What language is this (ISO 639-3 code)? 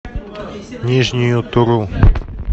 rus